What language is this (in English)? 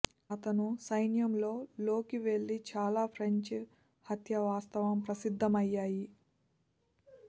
Telugu